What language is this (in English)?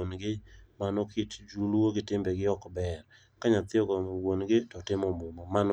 Luo (Kenya and Tanzania)